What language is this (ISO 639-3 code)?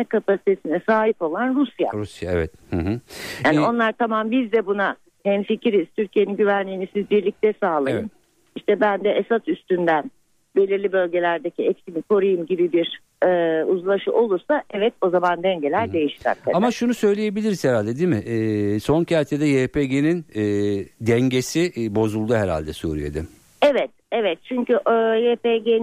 tur